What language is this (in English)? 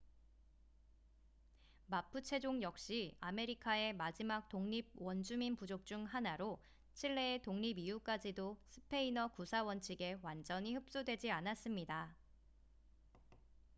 Korean